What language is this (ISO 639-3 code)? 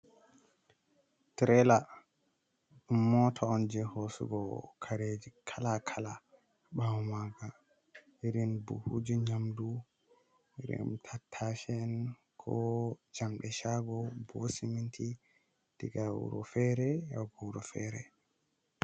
ful